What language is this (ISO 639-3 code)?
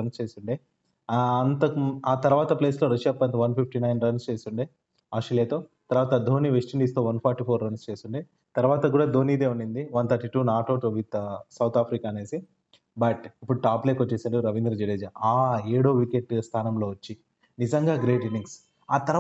tel